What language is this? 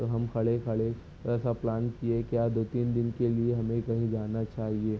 Urdu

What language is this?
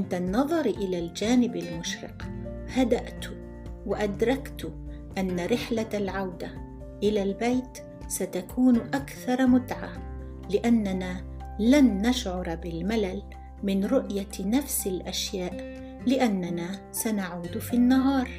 Arabic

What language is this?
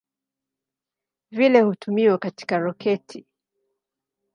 Swahili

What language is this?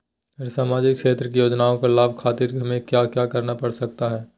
Magahi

